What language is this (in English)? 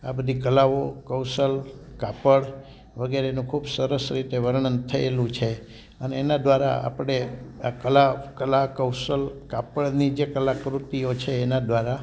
Gujarati